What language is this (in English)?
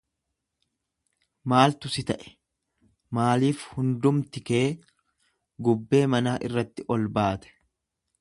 Oromo